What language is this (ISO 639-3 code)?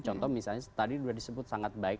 ind